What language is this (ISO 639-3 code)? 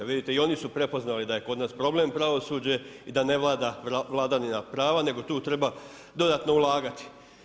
hrv